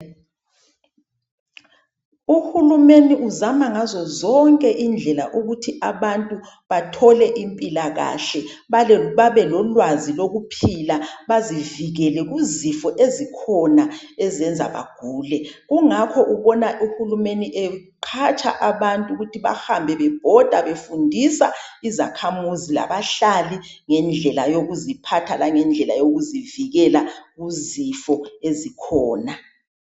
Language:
North Ndebele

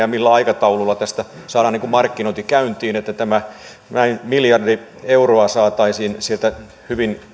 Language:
Finnish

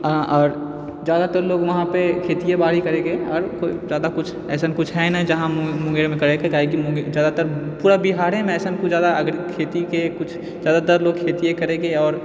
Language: Maithili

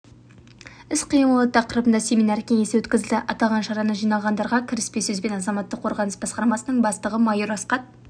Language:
Kazakh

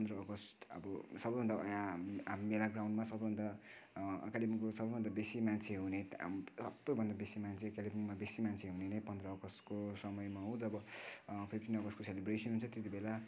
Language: Nepali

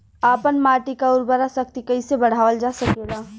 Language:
Bhojpuri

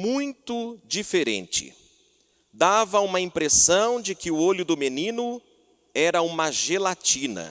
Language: Portuguese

